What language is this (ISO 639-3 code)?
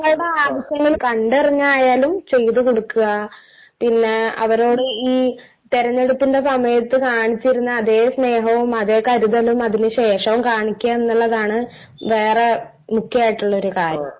mal